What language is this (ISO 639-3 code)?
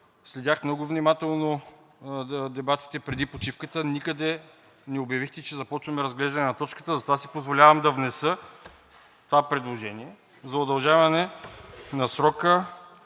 bul